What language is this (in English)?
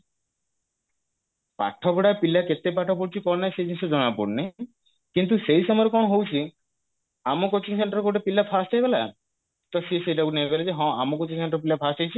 Odia